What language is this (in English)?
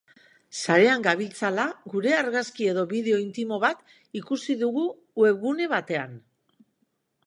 Basque